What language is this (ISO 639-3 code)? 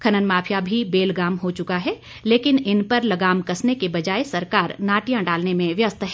hin